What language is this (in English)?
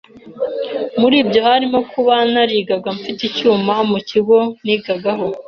Kinyarwanda